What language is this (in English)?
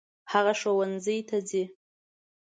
Pashto